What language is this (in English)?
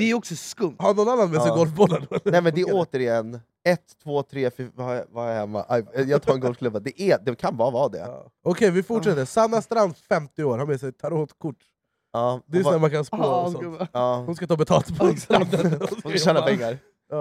Swedish